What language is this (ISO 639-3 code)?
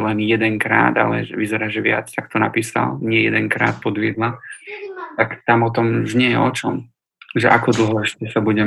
slk